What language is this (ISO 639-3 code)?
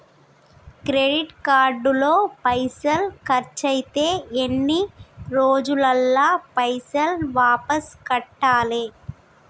tel